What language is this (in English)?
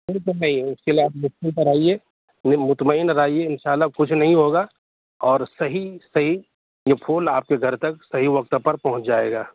Urdu